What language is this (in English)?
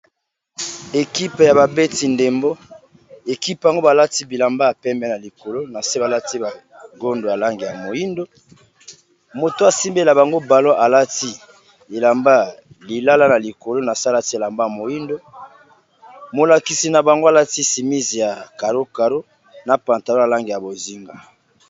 Lingala